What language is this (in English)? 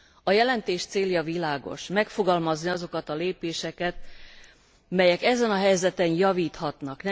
Hungarian